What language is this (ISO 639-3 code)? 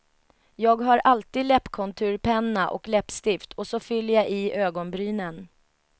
swe